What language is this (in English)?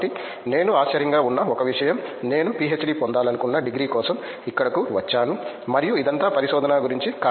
Telugu